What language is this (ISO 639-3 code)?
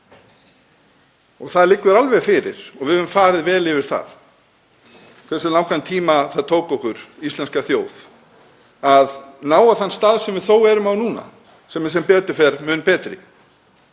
isl